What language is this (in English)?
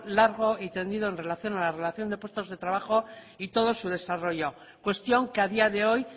Spanish